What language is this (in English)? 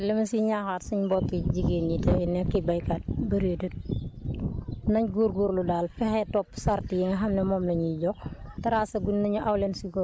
Wolof